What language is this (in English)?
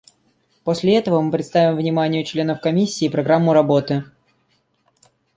Russian